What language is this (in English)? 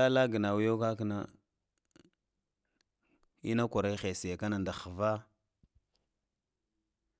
Lamang